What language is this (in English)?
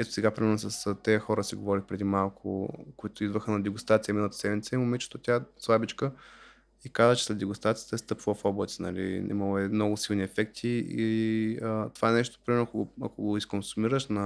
Bulgarian